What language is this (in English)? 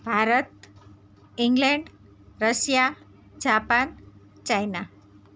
Gujarati